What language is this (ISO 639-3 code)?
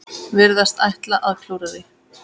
isl